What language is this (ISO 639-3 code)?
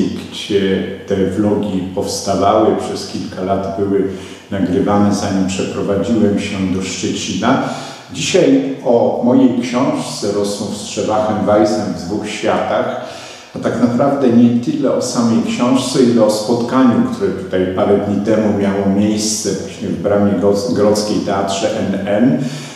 pol